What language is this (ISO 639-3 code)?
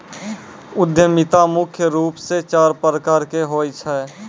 mai